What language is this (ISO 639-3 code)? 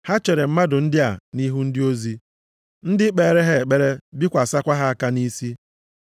ibo